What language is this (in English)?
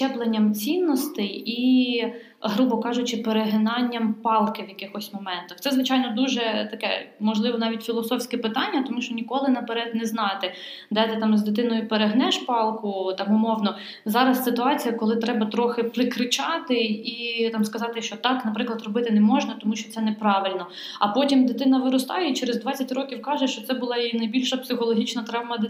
Ukrainian